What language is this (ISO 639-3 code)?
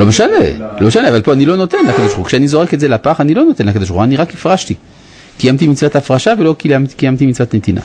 heb